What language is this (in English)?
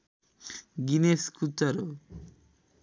Nepali